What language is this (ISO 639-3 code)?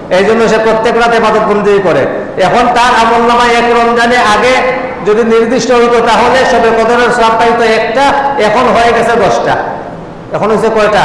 ind